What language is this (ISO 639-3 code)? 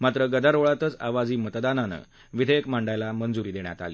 mar